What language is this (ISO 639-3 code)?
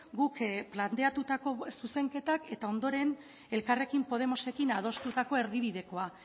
eus